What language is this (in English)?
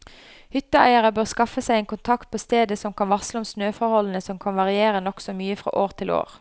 Norwegian